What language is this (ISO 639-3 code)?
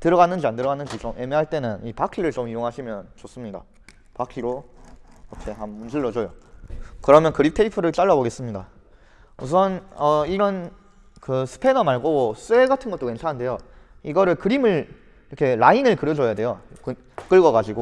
kor